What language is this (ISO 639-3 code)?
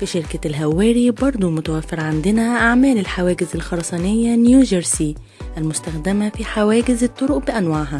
ara